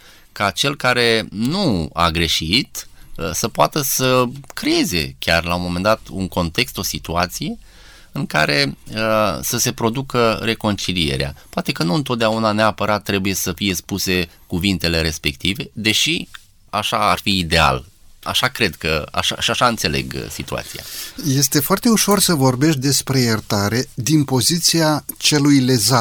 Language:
Romanian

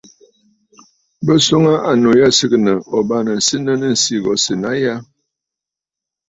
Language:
Bafut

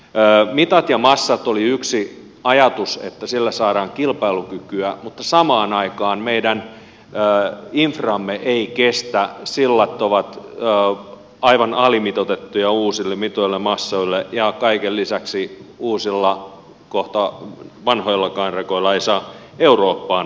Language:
Finnish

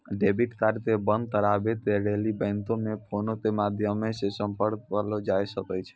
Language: Maithili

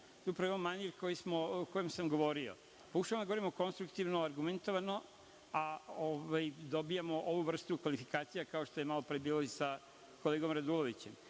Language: Serbian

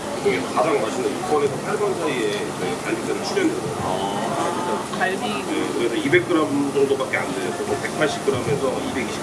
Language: Korean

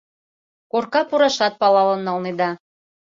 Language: Mari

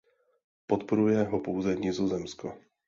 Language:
Czech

